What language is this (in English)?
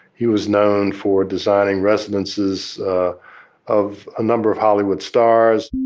English